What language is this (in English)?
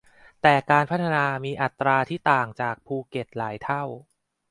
Thai